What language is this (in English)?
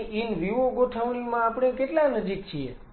Gujarati